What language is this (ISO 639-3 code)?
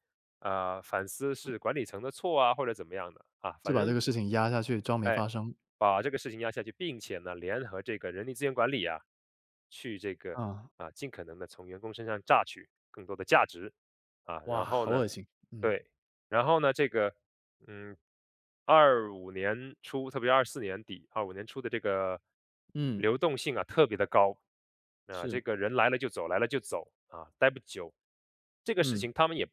zho